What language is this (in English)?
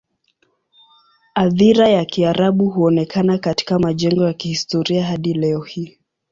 Swahili